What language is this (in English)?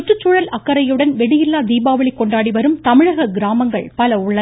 Tamil